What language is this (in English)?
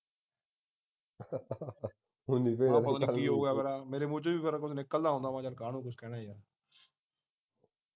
Punjabi